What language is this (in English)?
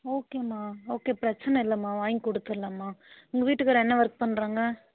Tamil